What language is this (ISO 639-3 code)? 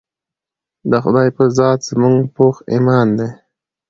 pus